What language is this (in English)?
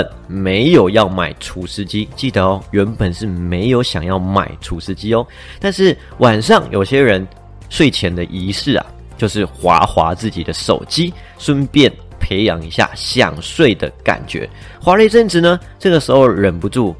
Chinese